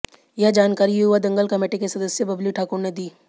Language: Hindi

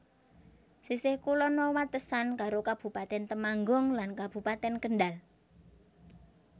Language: Javanese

